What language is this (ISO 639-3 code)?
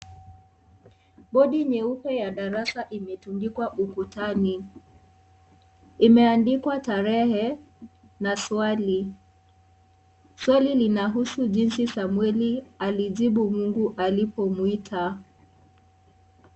swa